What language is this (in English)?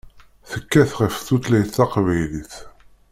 Kabyle